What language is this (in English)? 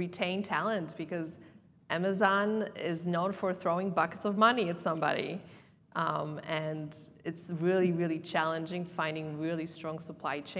English